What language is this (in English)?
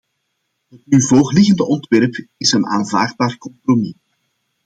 Dutch